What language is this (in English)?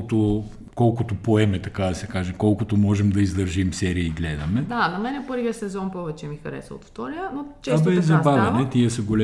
Bulgarian